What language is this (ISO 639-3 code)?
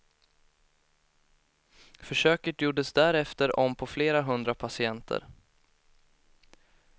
swe